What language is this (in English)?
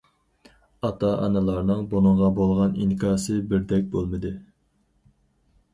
Uyghur